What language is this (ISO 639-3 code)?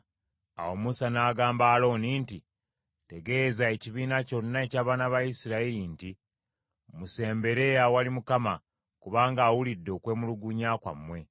lug